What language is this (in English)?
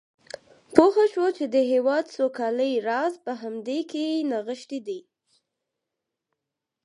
Pashto